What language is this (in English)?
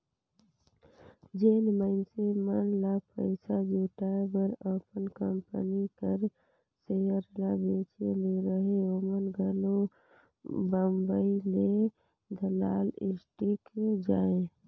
Chhattisgarhi